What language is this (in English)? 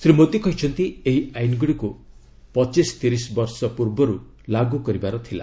Odia